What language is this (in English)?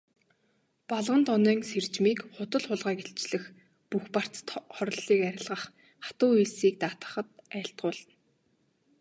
Mongolian